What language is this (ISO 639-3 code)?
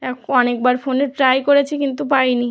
ben